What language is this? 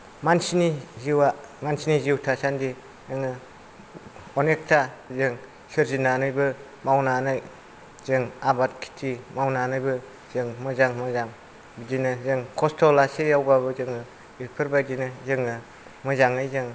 Bodo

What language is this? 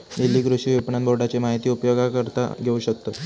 Marathi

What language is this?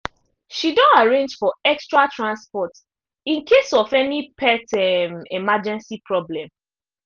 Nigerian Pidgin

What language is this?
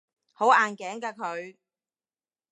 Cantonese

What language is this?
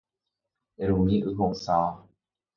Guarani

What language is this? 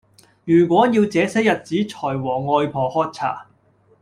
Cantonese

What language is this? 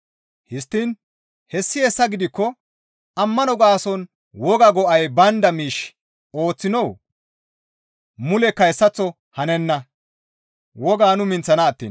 Gamo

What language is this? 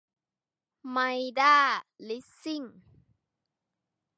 Thai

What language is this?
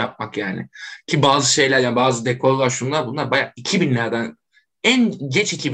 Turkish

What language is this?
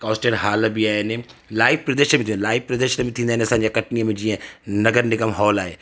Sindhi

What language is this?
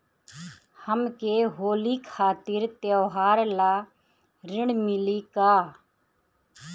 Bhojpuri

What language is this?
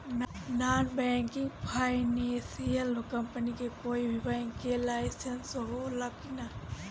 Bhojpuri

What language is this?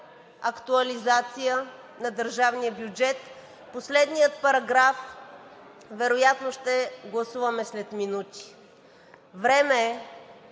Bulgarian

